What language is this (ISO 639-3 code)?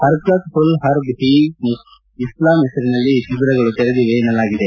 kan